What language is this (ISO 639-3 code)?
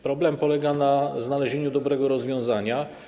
pol